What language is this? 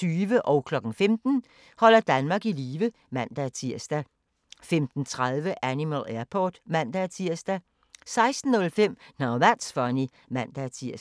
Danish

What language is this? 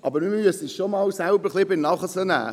Swiss German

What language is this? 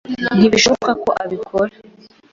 Kinyarwanda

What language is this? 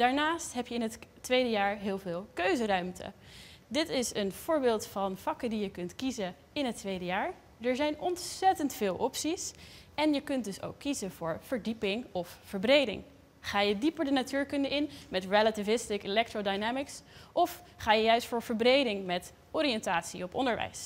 Dutch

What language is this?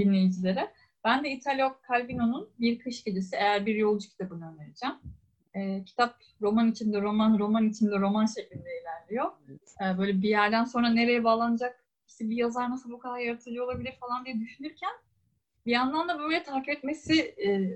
Turkish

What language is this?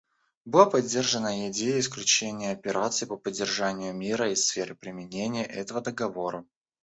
Russian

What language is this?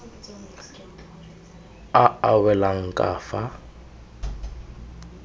Tswana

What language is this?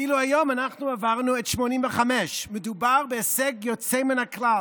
Hebrew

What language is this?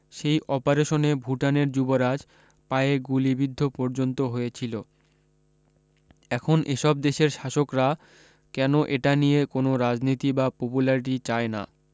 Bangla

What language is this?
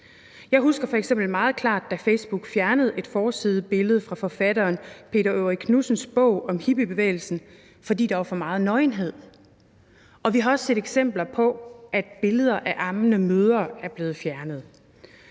Danish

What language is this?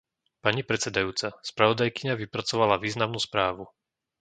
Slovak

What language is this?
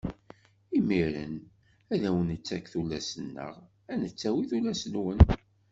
Kabyle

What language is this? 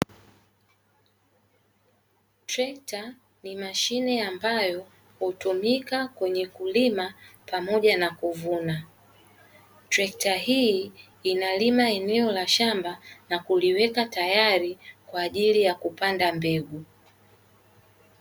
Swahili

